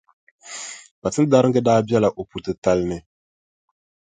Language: Dagbani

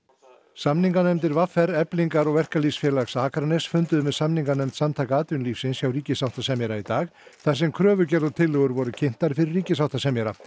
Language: Icelandic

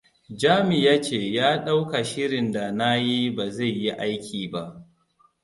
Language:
Hausa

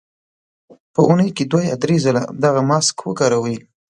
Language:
Pashto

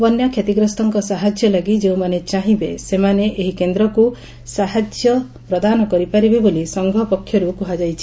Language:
Odia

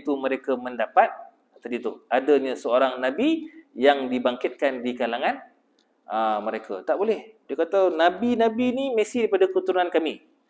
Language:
Malay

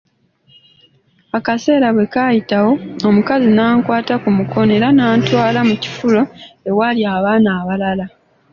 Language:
Ganda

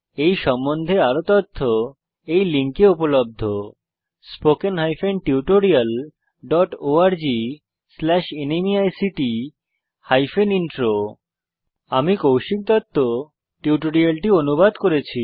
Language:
Bangla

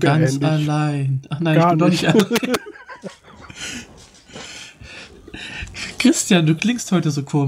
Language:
German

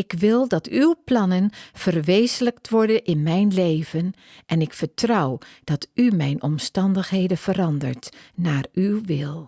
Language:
Dutch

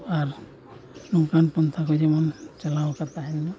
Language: Santali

